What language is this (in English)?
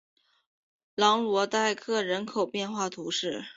Chinese